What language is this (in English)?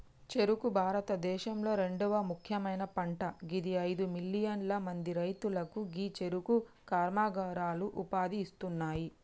Telugu